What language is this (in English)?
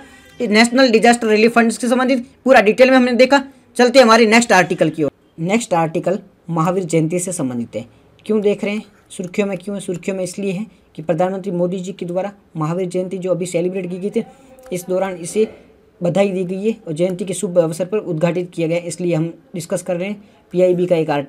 Hindi